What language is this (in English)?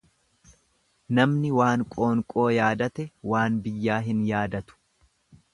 Oromo